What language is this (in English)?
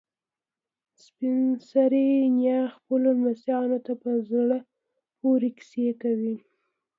Pashto